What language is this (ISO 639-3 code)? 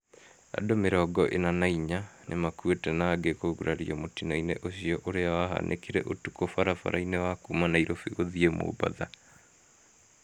kik